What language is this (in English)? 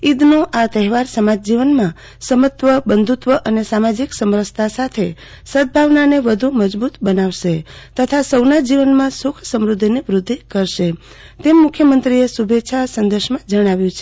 Gujarati